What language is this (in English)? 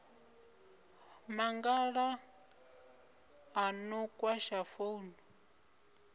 Venda